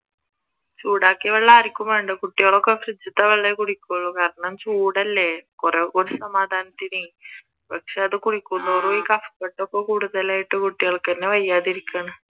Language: Malayalam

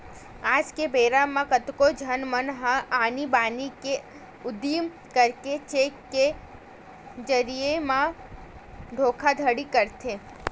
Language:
Chhattisgarhi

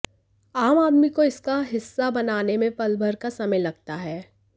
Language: Hindi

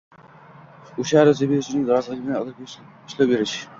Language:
Uzbek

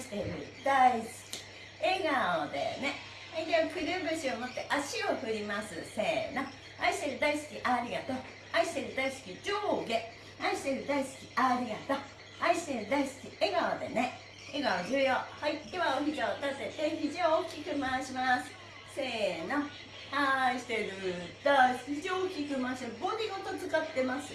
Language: Japanese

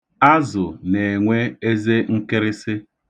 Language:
Igbo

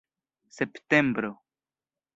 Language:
Esperanto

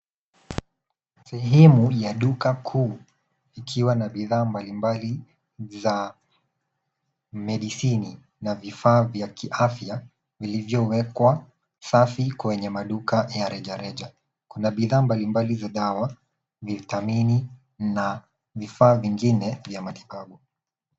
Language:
Swahili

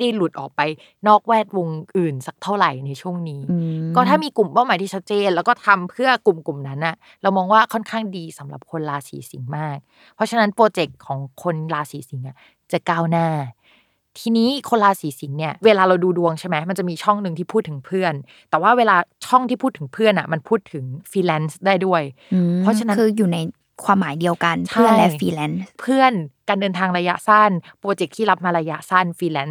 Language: Thai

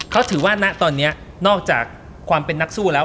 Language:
Thai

